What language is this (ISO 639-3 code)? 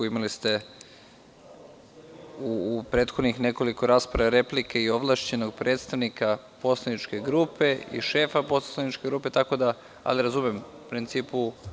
srp